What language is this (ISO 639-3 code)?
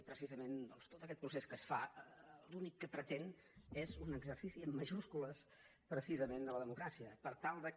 cat